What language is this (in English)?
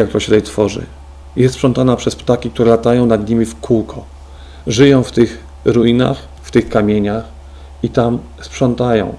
Polish